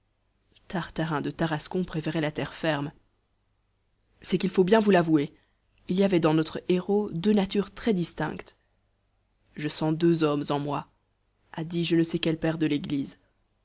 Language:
French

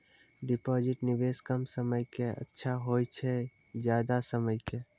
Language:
Maithili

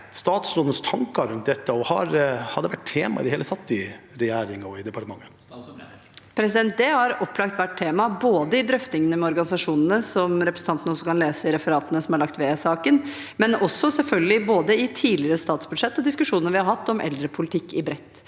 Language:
Norwegian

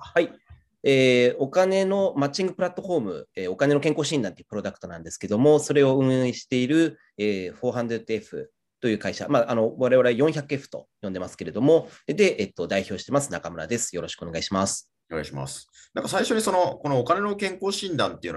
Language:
Japanese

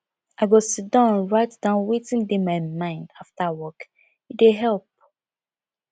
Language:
Nigerian Pidgin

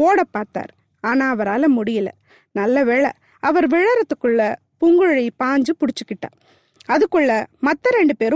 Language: Tamil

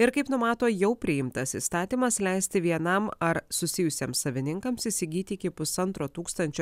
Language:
Lithuanian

